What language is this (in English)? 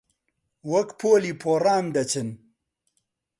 Central Kurdish